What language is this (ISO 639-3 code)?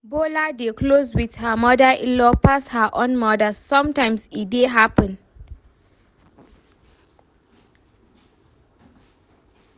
pcm